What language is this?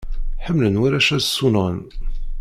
Kabyle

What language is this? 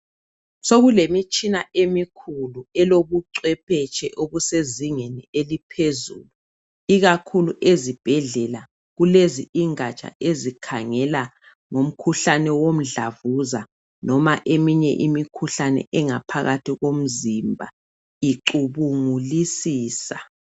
North Ndebele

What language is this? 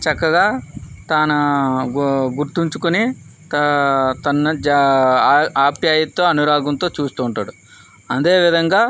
Telugu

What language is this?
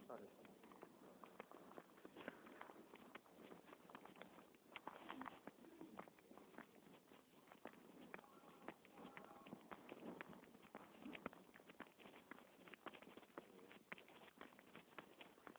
Russian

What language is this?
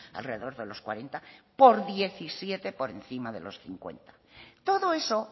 Spanish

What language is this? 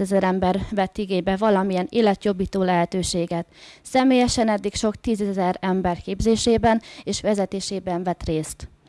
Hungarian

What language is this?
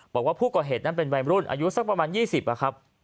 Thai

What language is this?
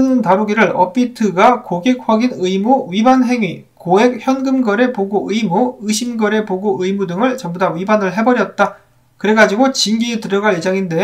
Korean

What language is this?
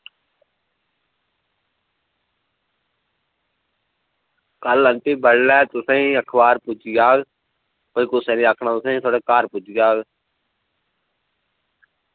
Dogri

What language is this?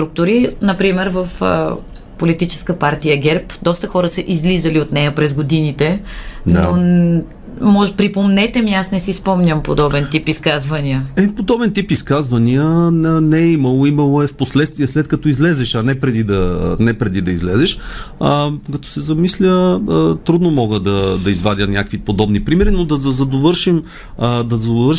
Bulgarian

